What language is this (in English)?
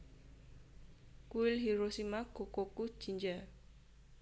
Javanese